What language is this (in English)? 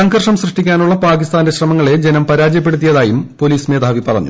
Malayalam